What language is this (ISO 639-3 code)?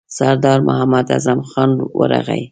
pus